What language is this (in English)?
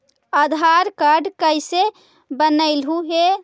Magahi